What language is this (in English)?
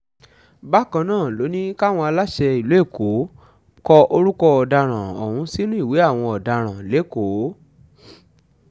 Yoruba